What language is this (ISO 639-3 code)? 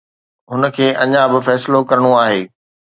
snd